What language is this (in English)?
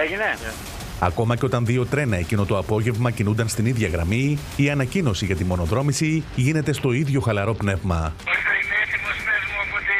Greek